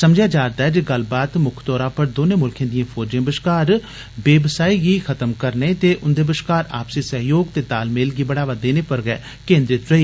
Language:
Dogri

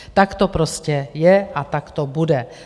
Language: Czech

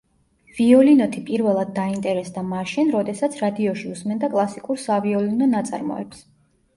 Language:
Georgian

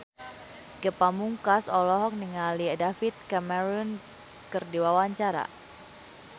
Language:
Sundanese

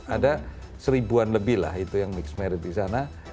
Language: Indonesian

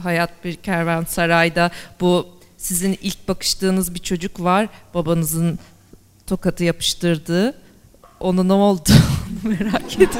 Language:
Turkish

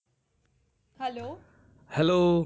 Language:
Gujarati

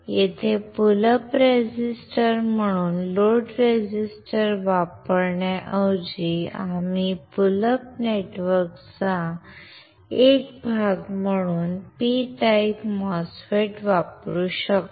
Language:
Marathi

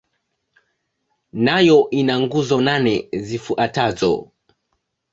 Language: Swahili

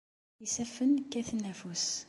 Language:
Kabyle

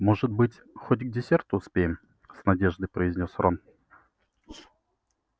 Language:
Russian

